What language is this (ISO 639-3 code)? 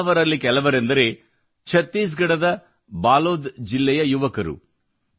kan